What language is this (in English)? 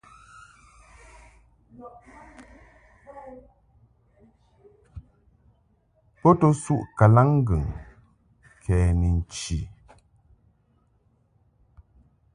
Mungaka